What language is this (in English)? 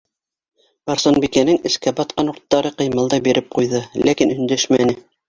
Bashkir